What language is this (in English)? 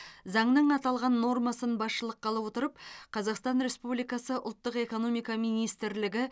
Kazakh